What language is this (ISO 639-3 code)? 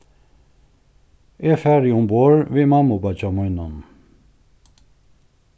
fao